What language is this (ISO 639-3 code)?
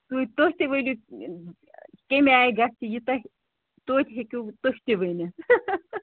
kas